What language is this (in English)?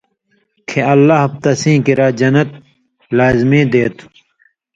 Indus Kohistani